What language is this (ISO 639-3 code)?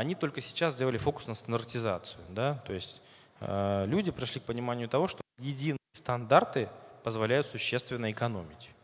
rus